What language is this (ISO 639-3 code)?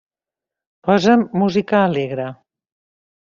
cat